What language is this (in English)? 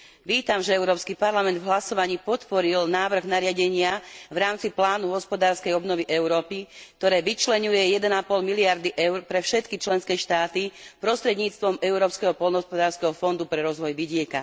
Slovak